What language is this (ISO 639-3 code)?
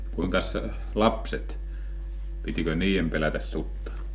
fin